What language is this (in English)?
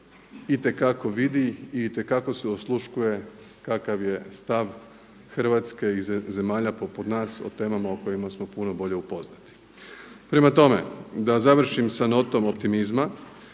Croatian